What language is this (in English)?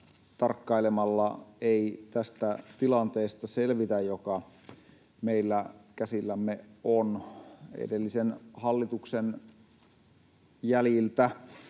Finnish